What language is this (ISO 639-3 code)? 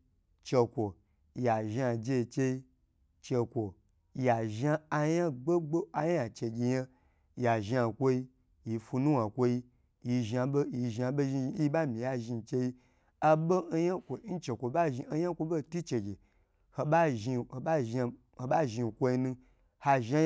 gbr